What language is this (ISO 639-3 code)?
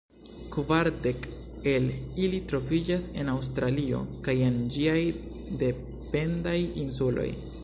epo